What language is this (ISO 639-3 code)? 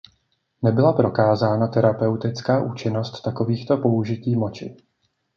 ces